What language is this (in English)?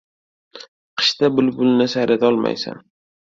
Uzbek